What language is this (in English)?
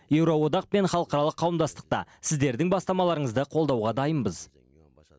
Kazakh